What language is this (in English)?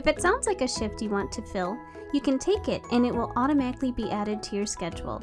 English